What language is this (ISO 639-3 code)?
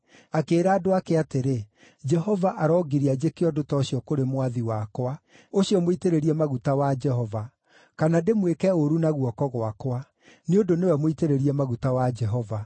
kik